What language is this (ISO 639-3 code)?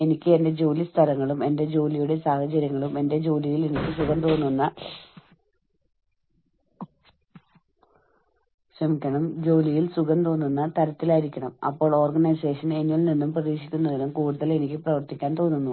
mal